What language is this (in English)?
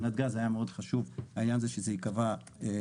Hebrew